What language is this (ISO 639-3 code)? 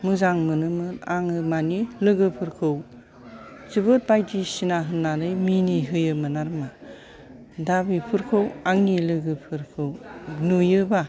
brx